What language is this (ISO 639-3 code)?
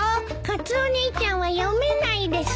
jpn